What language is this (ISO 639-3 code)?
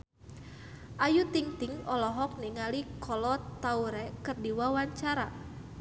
sun